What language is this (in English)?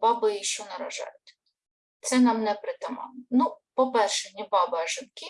Ukrainian